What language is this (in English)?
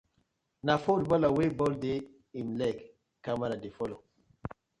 Nigerian Pidgin